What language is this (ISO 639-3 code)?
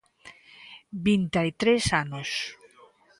glg